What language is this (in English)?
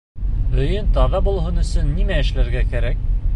Bashkir